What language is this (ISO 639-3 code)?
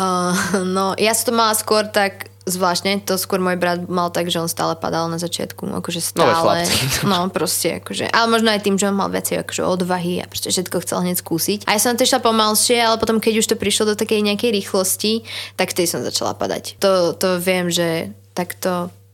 slk